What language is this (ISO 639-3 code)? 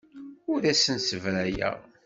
kab